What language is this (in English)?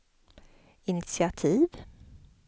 Swedish